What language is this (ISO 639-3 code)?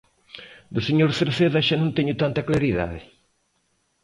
glg